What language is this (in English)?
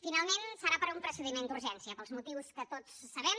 Catalan